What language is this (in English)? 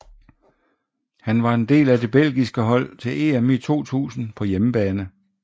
Danish